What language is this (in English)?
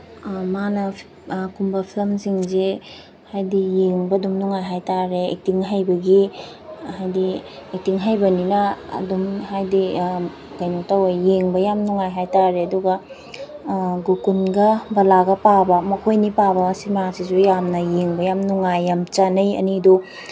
Manipuri